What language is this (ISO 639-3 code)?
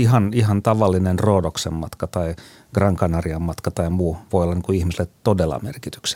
fin